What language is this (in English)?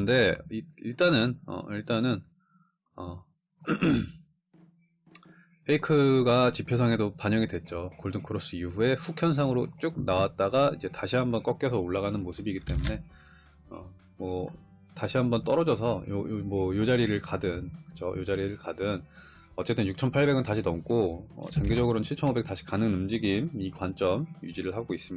Korean